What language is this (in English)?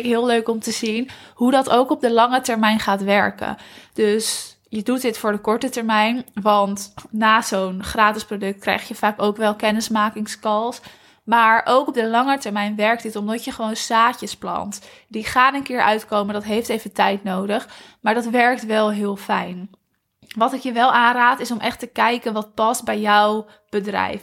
Dutch